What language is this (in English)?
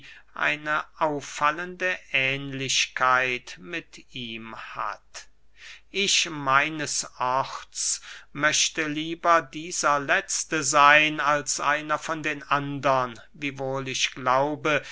German